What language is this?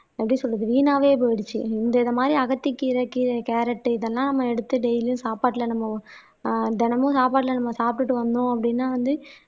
Tamil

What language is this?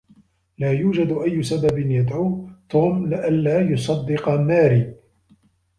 Arabic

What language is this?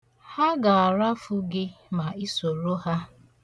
Igbo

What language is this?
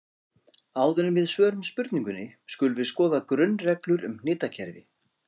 Icelandic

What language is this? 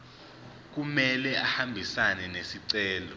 Zulu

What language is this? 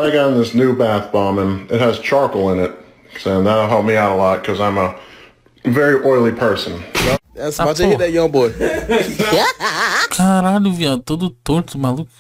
Portuguese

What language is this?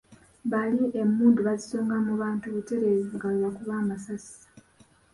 Ganda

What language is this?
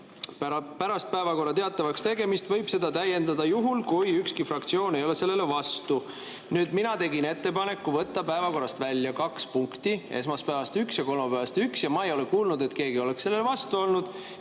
Estonian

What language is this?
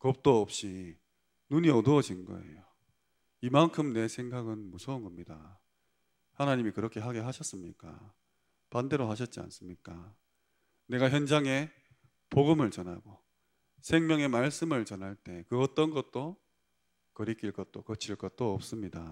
Korean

